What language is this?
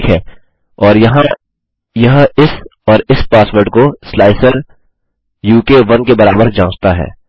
Hindi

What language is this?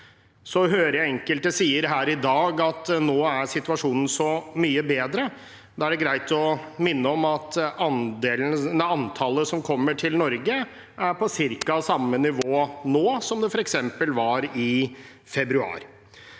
Norwegian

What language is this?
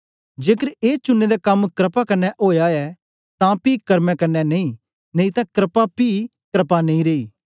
Dogri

